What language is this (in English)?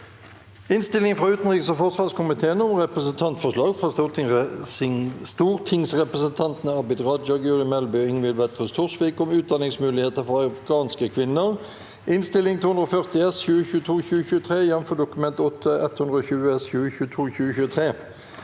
Norwegian